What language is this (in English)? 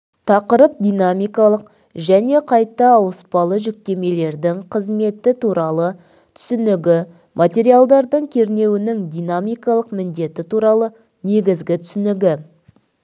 Kazakh